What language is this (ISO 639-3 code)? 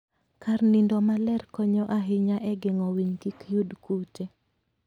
luo